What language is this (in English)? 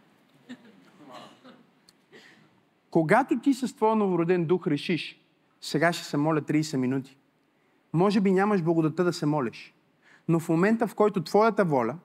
Bulgarian